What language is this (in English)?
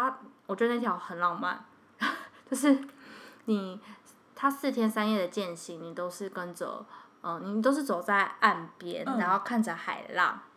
Chinese